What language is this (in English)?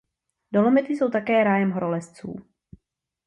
Czech